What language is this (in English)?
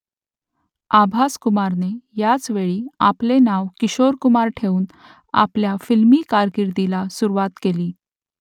Marathi